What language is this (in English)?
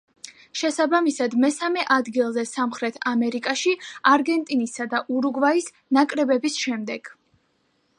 Georgian